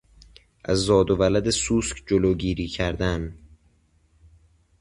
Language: Persian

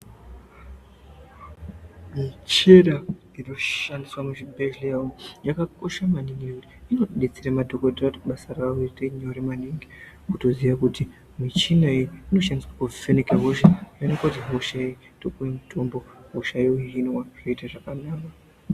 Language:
Ndau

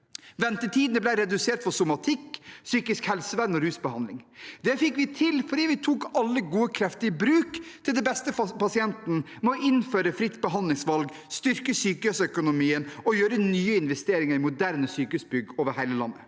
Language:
Norwegian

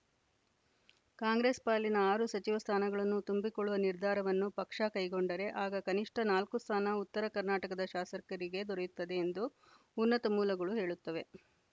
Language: Kannada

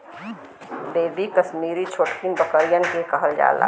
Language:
Bhojpuri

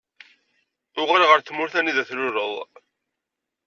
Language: Kabyle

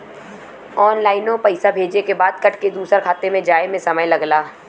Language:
Bhojpuri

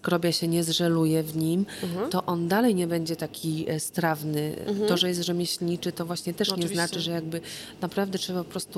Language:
Polish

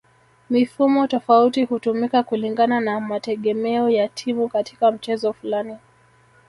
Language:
Swahili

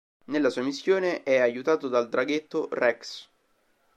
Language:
Italian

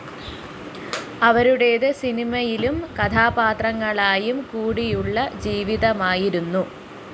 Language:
Malayalam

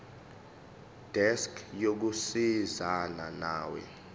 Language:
Zulu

